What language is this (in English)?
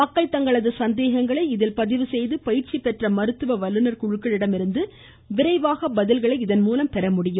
Tamil